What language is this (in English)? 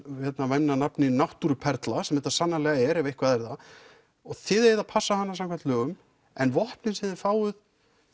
Icelandic